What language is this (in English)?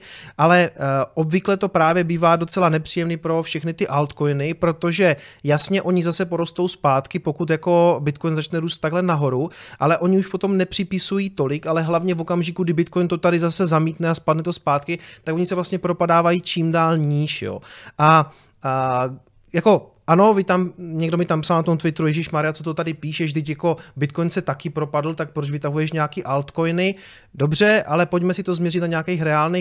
Czech